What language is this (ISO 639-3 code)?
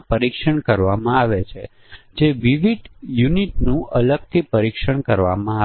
guj